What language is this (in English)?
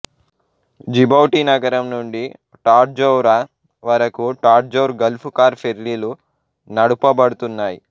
Telugu